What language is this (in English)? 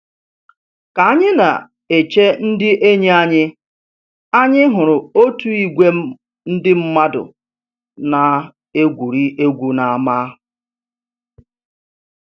Igbo